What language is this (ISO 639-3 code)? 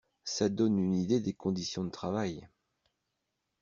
fra